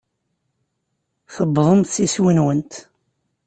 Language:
Kabyle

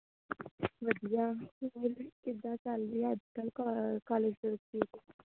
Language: Punjabi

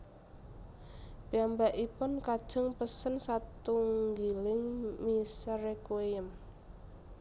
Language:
Javanese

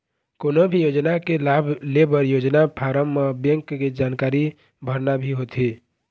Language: Chhattisgarhi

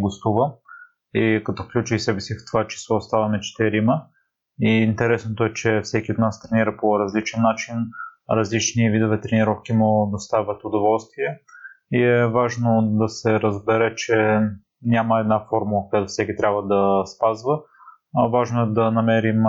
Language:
Bulgarian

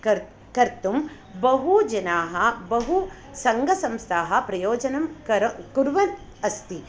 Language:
Sanskrit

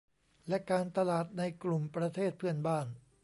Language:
Thai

